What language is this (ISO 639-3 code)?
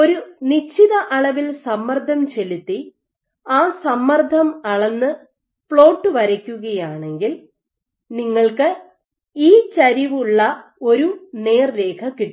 mal